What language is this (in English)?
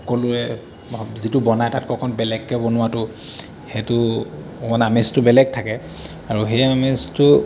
Assamese